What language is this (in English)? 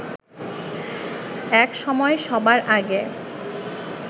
Bangla